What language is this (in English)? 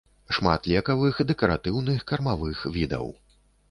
Belarusian